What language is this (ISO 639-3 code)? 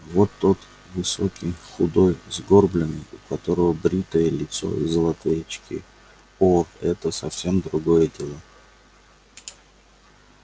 rus